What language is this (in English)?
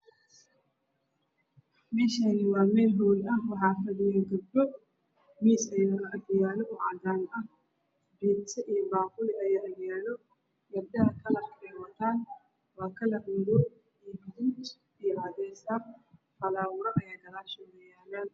Somali